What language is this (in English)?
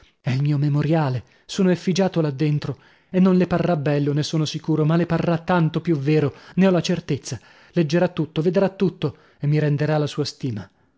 Italian